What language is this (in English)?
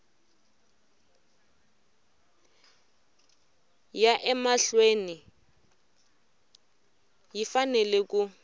Tsonga